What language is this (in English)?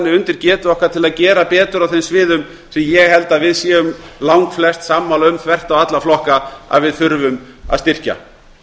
Icelandic